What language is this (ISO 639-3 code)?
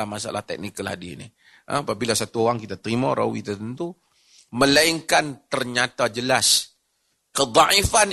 msa